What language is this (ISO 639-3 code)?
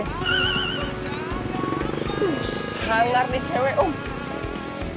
ind